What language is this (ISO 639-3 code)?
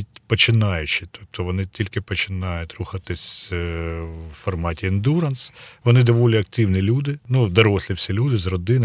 ukr